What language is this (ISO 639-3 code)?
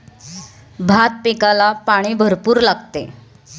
mar